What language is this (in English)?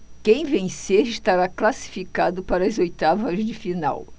Portuguese